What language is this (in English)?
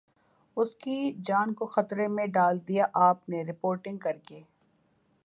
Urdu